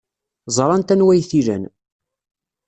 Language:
Kabyle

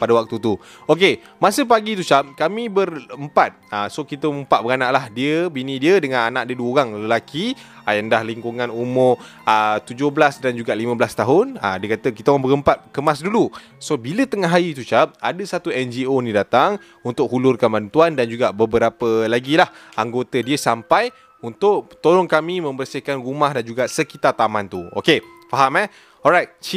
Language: Malay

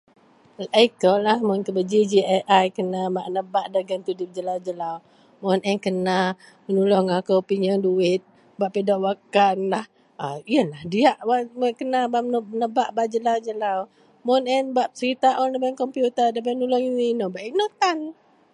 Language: Central Melanau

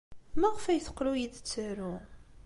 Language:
Kabyle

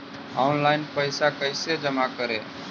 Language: Magahi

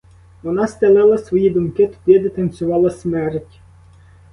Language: Ukrainian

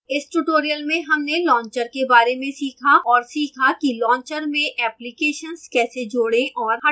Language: Hindi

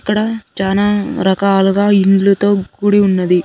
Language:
Telugu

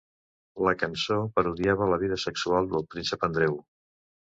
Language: Catalan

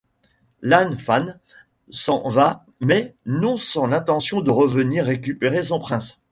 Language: French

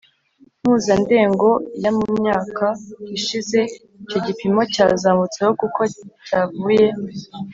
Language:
Kinyarwanda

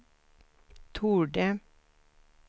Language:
Swedish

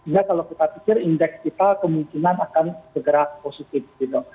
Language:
Indonesian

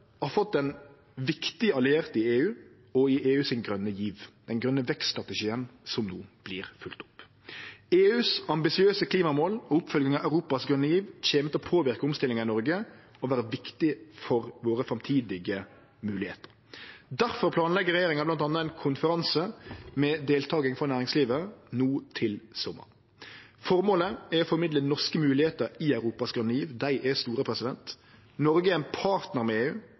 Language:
Norwegian Nynorsk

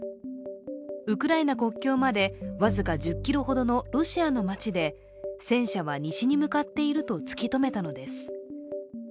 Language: Japanese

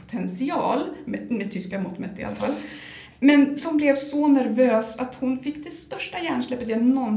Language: Swedish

